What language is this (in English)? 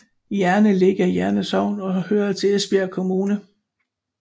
Danish